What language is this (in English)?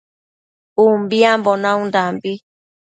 Matsés